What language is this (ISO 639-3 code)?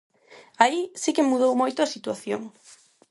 glg